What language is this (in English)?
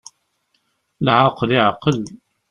Kabyle